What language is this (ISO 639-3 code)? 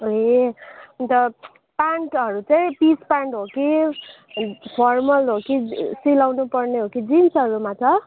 nep